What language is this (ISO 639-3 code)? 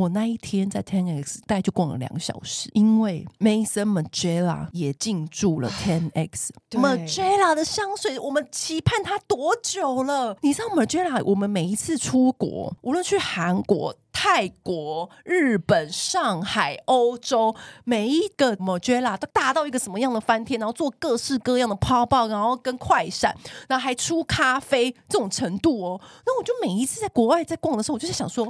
zho